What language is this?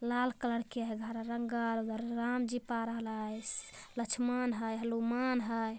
Magahi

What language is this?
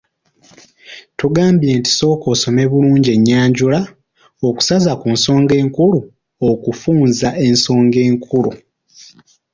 Ganda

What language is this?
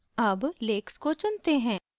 Hindi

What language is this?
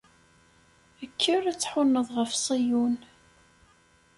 Kabyle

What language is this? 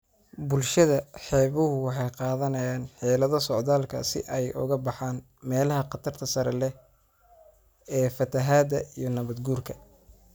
Somali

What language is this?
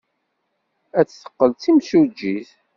Kabyle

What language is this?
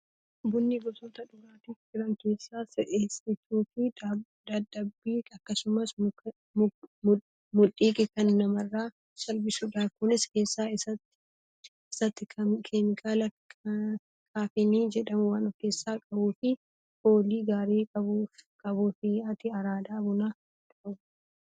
Oromo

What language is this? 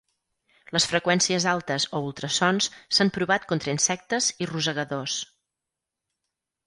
Catalan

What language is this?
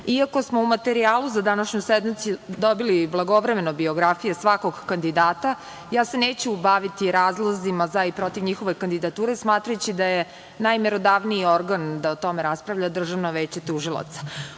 Serbian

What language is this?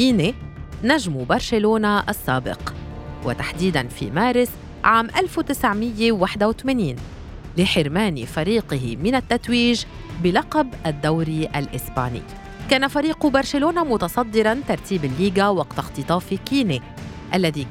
Arabic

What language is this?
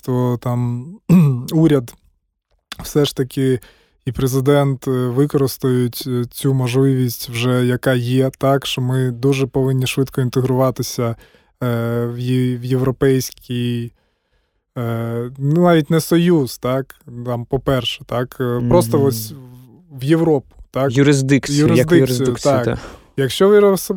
Ukrainian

